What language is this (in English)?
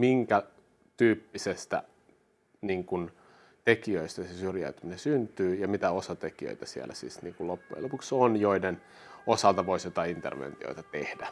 Finnish